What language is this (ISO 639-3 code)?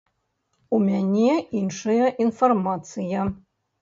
bel